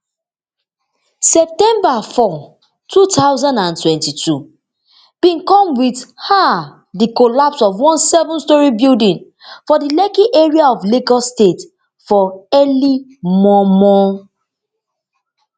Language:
Nigerian Pidgin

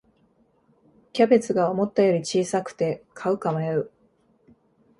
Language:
Japanese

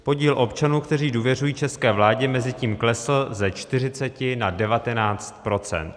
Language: Czech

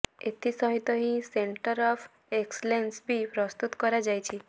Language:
Odia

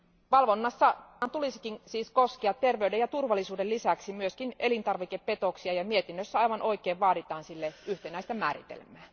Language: Finnish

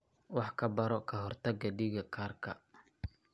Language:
Somali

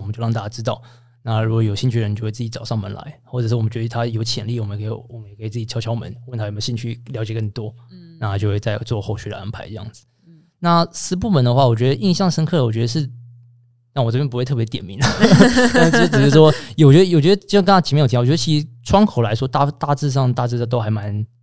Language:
Chinese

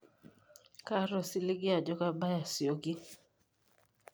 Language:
Masai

